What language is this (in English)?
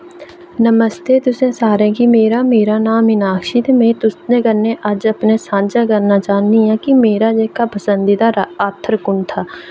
Dogri